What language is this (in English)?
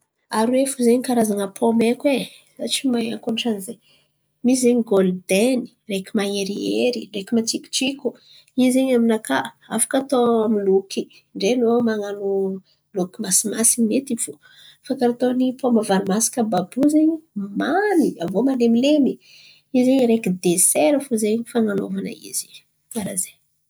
Antankarana Malagasy